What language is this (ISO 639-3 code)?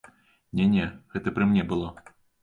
bel